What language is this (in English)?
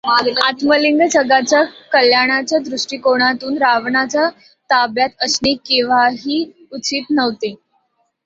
Marathi